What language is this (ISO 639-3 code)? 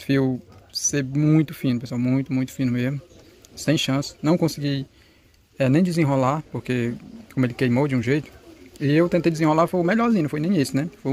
por